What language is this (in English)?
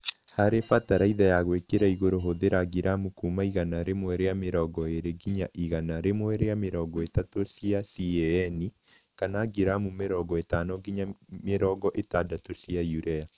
Kikuyu